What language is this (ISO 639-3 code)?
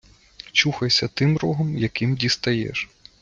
ukr